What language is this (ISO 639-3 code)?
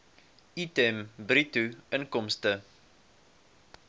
afr